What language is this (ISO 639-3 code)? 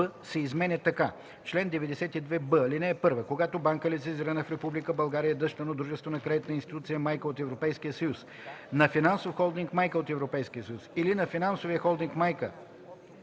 bul